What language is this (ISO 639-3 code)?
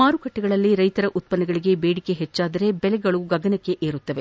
kan